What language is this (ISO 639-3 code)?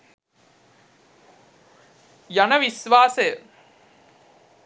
sin